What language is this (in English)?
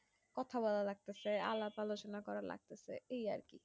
Bangla